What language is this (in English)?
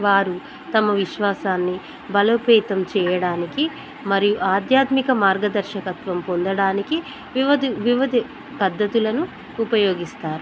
Telugu